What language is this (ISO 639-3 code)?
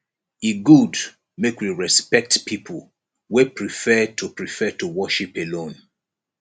pcm